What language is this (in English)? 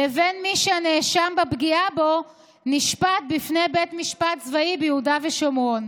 Hebrew